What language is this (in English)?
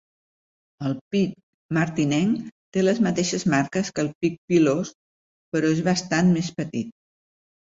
Catalan